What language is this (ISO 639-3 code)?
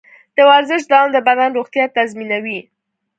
pus